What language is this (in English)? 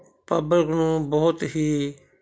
Punjabi